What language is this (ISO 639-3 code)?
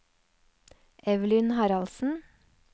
nor